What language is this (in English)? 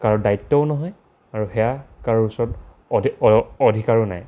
Assamese